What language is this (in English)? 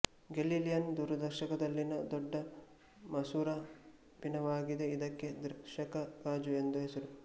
Kannada